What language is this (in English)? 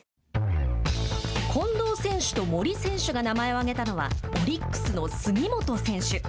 Japanese